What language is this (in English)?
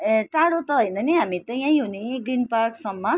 Nepali